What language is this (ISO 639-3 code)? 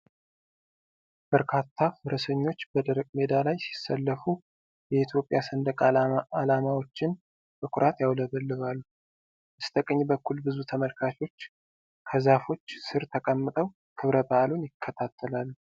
amh